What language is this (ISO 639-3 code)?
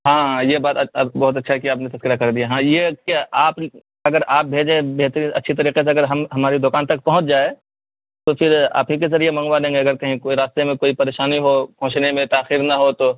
urd